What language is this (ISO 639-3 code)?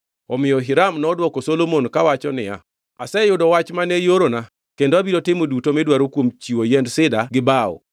luo